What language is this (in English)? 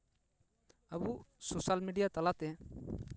Santali